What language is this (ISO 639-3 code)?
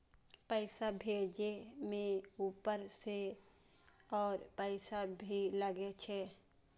mai